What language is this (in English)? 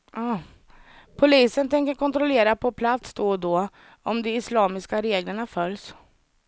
Swedish